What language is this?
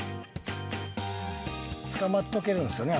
Japanese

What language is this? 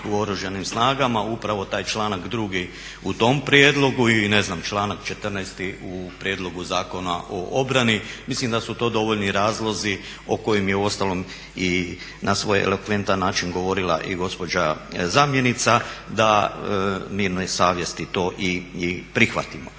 Croatian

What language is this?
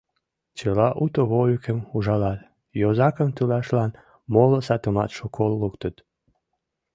Mari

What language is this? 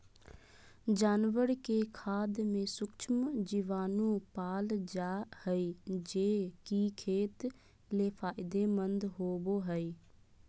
Magahi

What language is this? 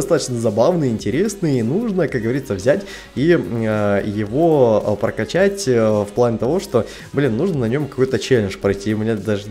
Russian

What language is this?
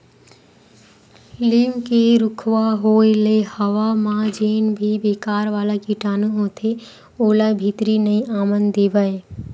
Chhattisgarhi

